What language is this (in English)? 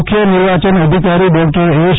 Gujarati